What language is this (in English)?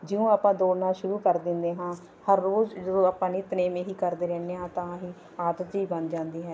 Punjabi